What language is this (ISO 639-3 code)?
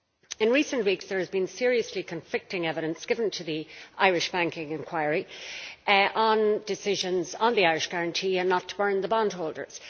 eng